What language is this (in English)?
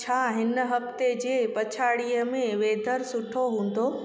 Sindhi